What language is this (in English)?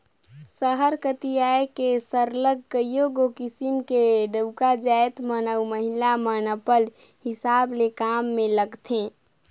Chhattisgarhi